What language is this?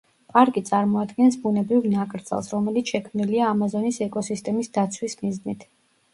Georgian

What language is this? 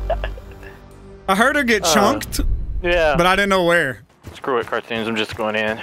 English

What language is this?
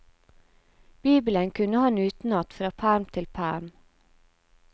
Norwegian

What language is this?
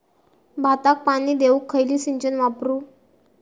Marathi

